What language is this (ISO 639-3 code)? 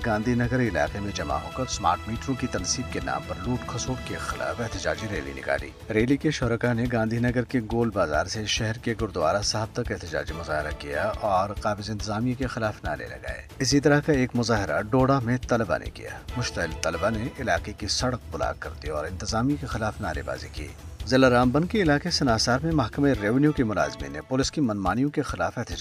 urd